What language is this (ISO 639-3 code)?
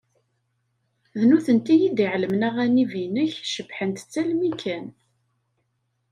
kab